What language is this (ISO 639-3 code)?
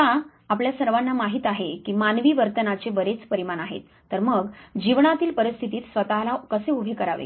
mar